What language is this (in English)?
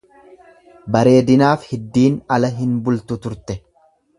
Oromo